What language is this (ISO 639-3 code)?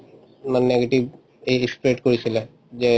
asm